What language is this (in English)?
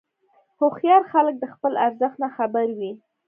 Pashto